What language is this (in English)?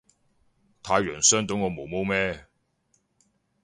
Cantonese